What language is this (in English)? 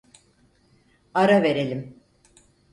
Turkish